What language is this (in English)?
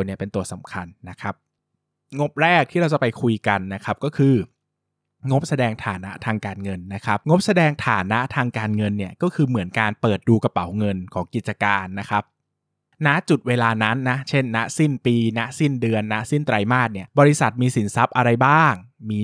Thai